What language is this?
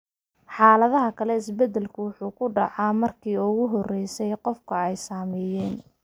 Somali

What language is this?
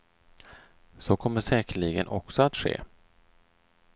Swedish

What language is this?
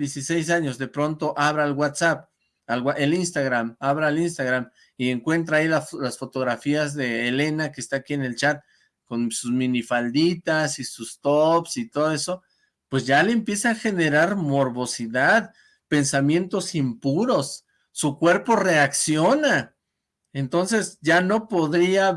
Spanish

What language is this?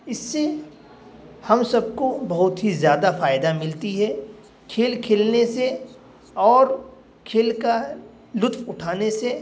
Urdu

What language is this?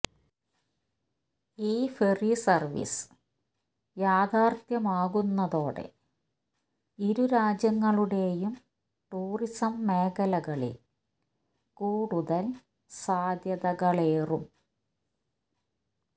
Malayalam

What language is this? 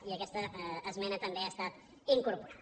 Catalan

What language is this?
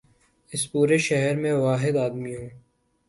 Urdu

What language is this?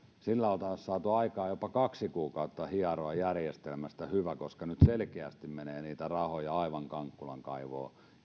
Finnish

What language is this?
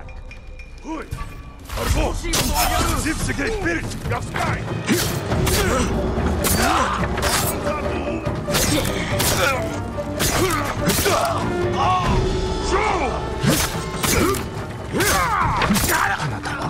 Japanese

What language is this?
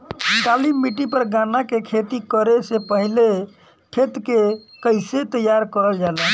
Bhojpuri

